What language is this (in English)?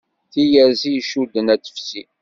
Kabyle